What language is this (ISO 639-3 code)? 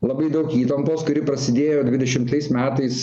lit